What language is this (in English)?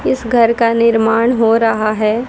Hindi